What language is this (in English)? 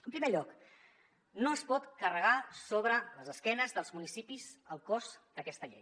Catalan